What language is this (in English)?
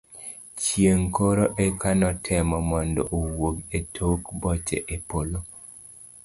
Luo (Kenya and Tanzania)